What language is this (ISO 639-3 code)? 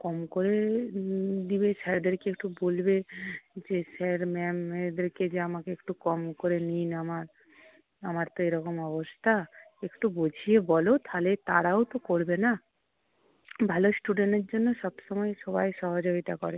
ben